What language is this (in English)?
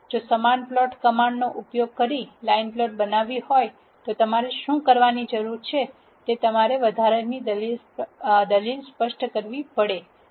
Gujarati